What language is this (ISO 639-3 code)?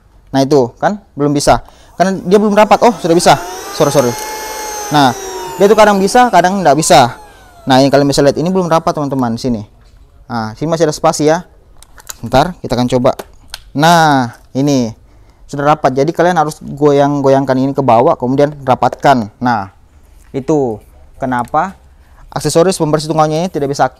ind